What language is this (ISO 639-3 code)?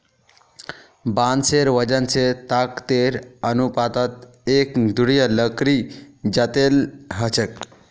mag